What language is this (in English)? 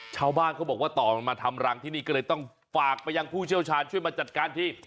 Thai